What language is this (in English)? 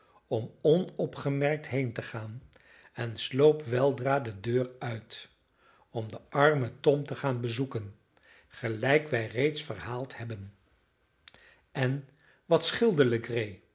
Dutch